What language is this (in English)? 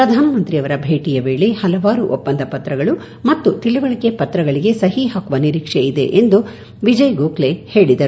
Kannada